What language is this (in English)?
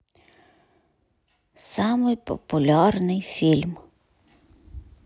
Russian